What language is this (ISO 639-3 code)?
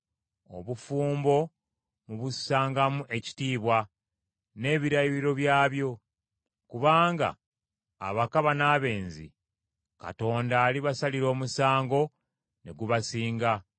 lug